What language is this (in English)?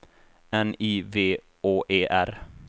Swedish